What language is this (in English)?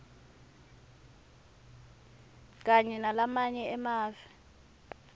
Swati